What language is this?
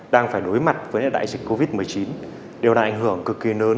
Vietnamese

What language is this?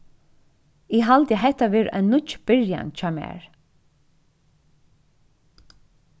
Faroese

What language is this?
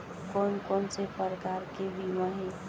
Chhattisgarhi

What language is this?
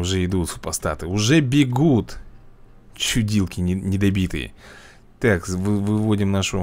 Russian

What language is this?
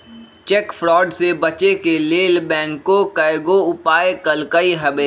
Magahi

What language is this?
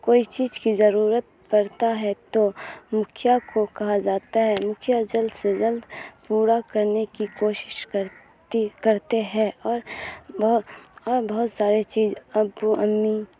Urdu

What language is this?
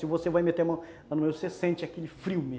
Portuguese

